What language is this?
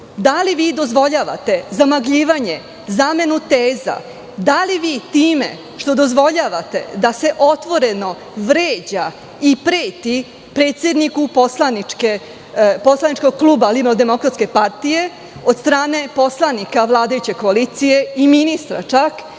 Serbian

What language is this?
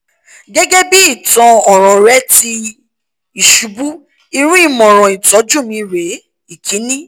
Yoruba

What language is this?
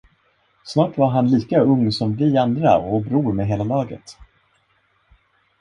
Swedish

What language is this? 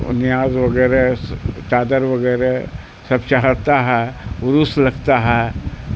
Urdu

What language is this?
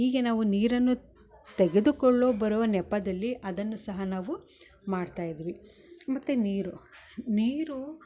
Kannada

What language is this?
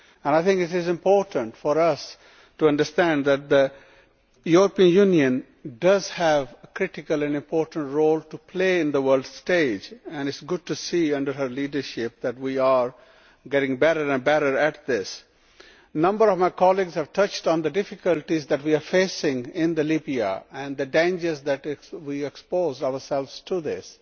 English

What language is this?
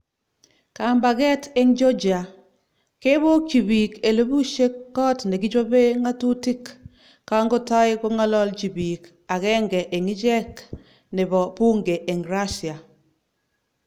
Kalenjin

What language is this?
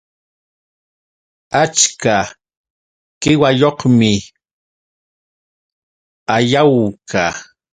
Yauyos Quechua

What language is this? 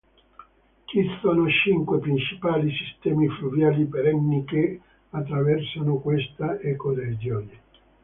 Italian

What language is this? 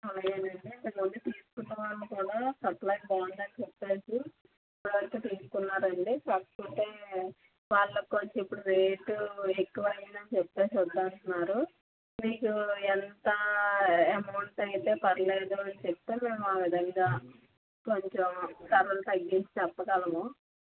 Telugu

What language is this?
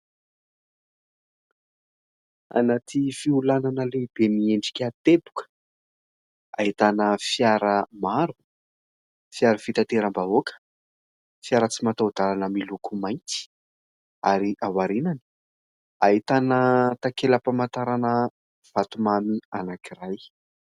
Malagasy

